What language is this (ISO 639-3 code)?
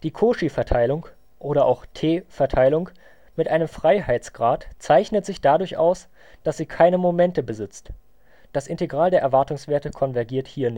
deu